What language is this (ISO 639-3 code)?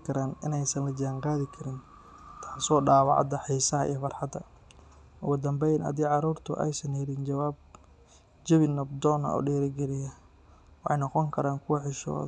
som